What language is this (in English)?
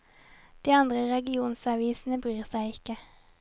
Norwegian